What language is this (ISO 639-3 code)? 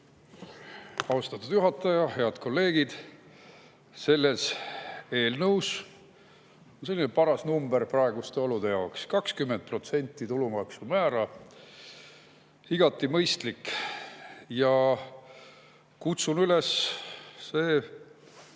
est